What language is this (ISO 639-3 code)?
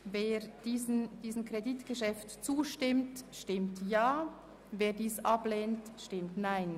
gsw